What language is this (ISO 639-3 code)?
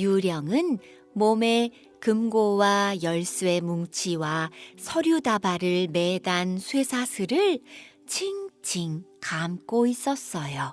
kor